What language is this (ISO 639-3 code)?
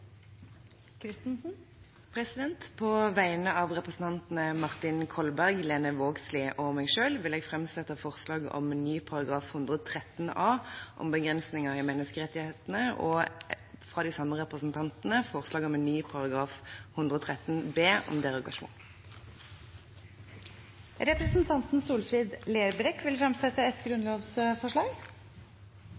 nor